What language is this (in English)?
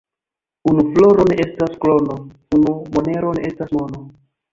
Esperanto